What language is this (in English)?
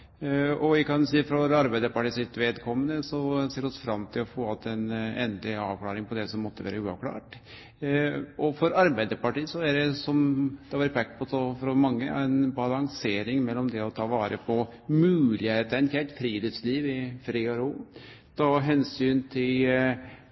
Norwegian Nynorsk